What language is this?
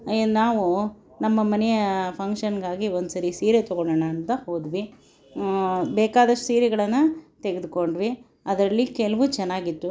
Kannada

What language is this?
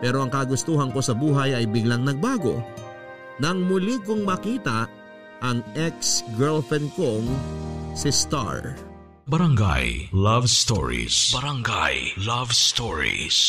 Filipino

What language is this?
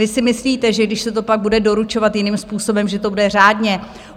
Czech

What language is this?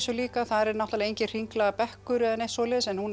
Icelandic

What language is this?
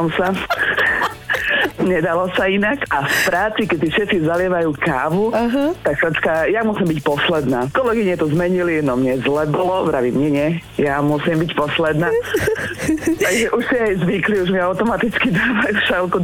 Slovak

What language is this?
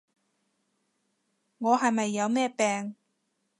Cantonese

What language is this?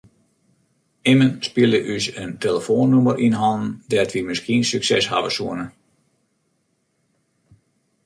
Western Frisian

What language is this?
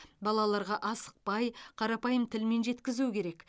Kazakh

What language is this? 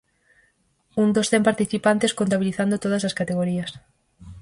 Galician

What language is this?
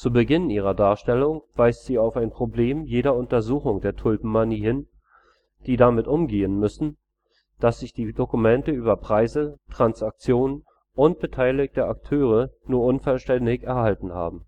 German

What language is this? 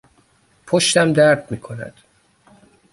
Persian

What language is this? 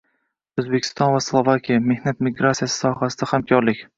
Uzbek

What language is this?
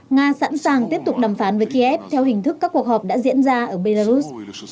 Vietnamese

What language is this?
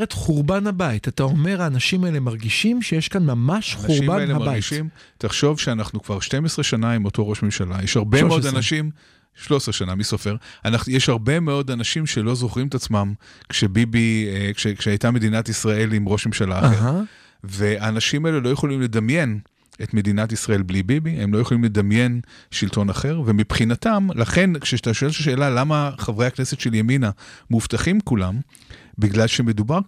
Hebrew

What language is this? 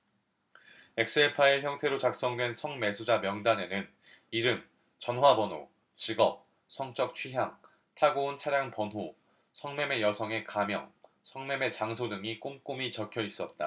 Korean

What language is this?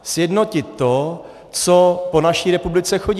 Czech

